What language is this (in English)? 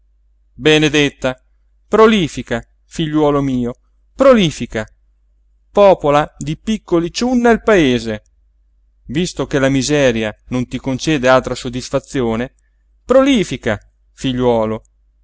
Italian